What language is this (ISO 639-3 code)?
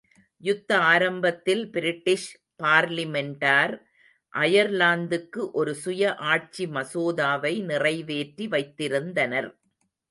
tam